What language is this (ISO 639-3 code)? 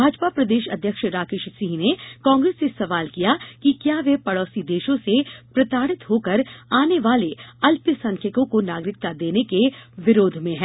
hin